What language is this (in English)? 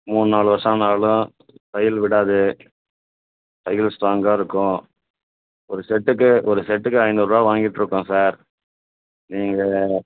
Tamil